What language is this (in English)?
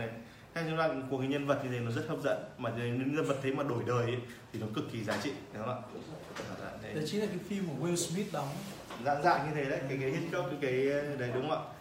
Vietnamese